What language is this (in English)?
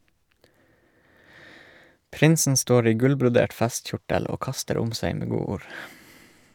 Norwegian